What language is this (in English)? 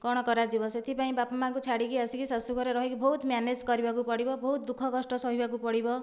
Odia